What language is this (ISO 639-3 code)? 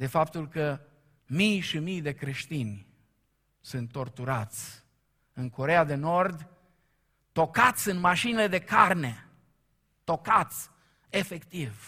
ron